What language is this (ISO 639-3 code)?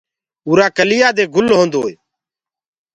ggg